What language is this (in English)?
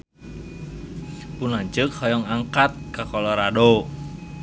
Sundanese